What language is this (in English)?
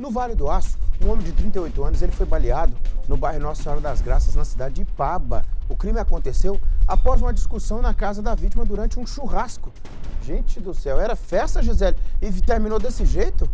Portuguese